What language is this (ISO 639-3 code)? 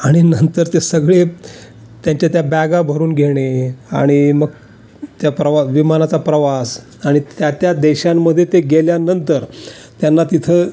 mar